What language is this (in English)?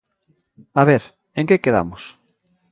Galician